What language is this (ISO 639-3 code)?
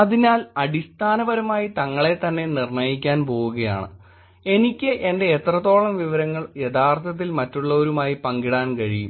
mal